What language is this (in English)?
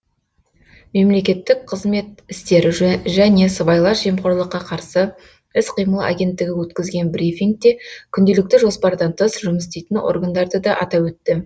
Kazakh